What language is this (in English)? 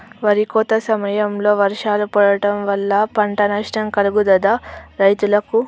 Telugu